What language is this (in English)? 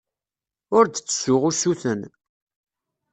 Kabyle